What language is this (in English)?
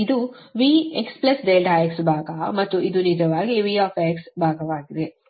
Kannada